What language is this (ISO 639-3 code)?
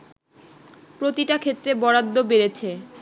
ben